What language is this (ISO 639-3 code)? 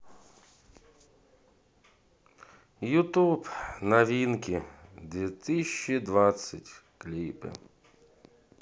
rus